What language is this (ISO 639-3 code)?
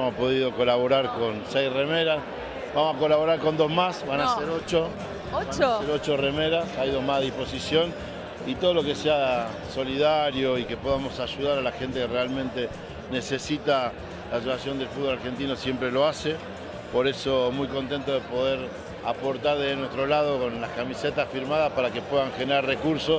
spa